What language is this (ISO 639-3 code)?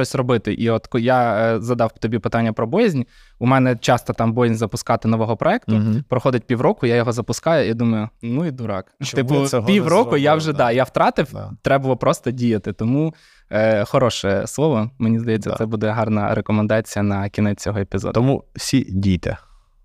ukr